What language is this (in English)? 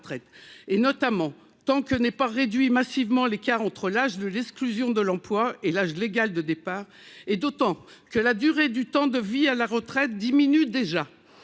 French